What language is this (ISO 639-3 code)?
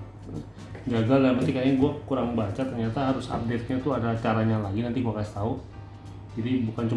ind